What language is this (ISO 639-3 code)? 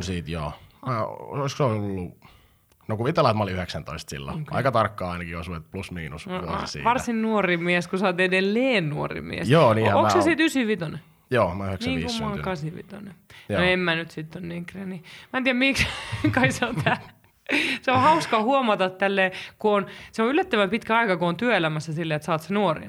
fin